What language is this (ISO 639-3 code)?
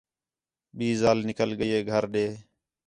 xhe